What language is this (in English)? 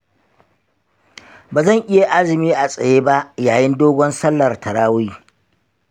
Hausa